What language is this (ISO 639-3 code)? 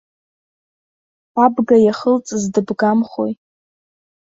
abk